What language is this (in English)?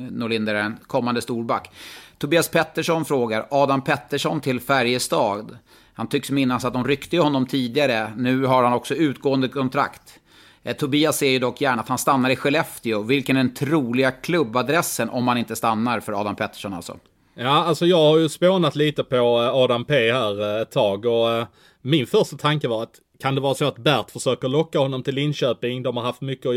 Swedish